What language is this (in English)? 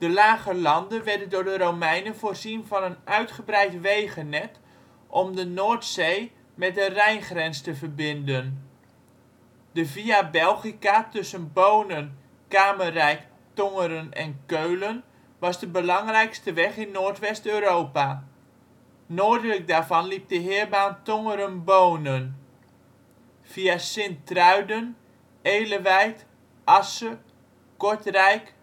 Dutch